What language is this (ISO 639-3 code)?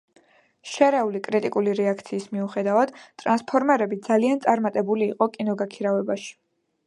kat